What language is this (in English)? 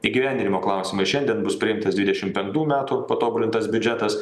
Lithuanian